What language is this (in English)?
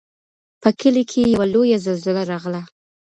Pashto